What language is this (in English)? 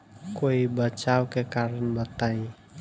Bhojpuri